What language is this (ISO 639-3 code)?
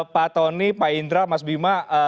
ind